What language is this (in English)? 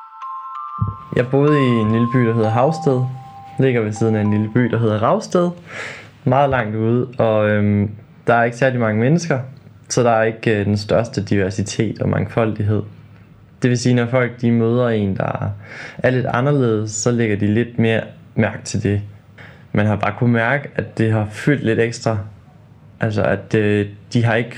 Danish